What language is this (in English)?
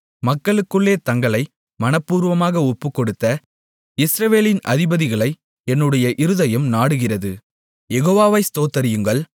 Tamil